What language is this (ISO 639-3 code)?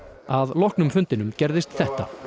isl